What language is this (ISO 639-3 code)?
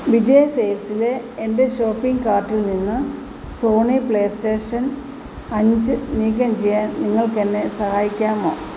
mal